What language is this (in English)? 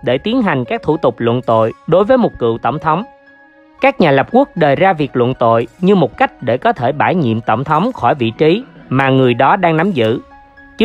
Vietnamese